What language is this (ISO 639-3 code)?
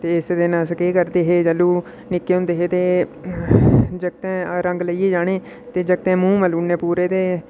doi